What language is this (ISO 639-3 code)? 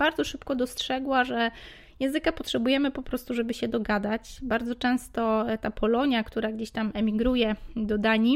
pol